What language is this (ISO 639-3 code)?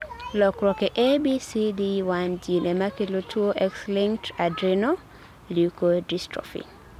luo